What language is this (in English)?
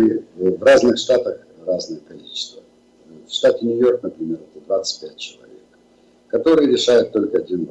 Russian